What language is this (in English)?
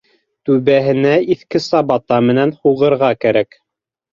Bashkir